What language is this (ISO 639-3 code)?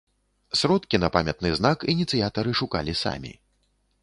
bel